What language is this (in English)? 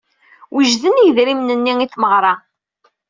Kabyle